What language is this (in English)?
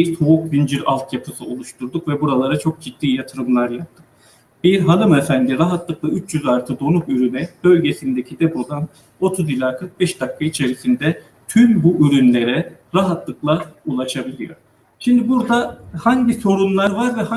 Turkish